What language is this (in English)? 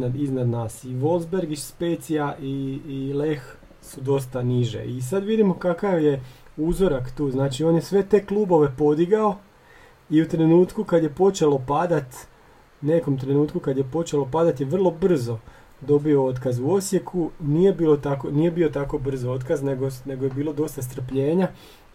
Croatian